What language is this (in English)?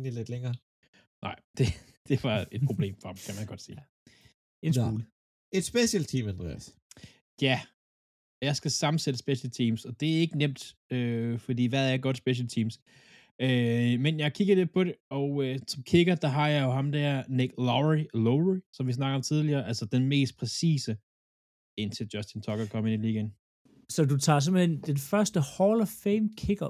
Danish